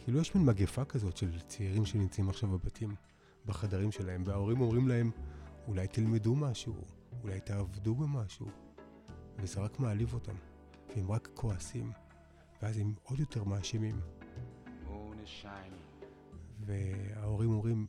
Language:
Hebrew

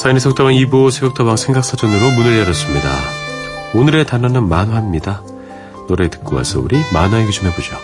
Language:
Korean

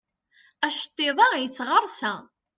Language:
Kabyle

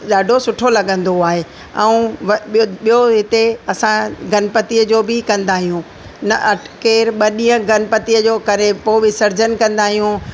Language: Sindhi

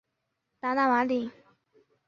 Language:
Chinese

